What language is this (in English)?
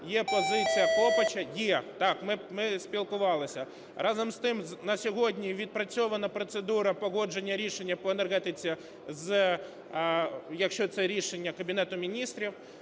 Ukrainian